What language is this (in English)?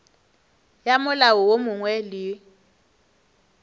Northern Sotho